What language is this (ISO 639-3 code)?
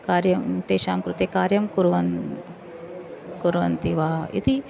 san